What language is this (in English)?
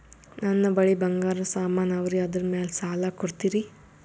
Kannada